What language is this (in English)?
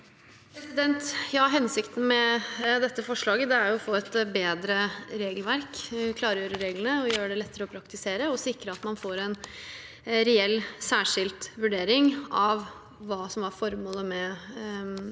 Norwegian